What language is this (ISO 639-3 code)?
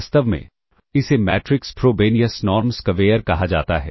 hin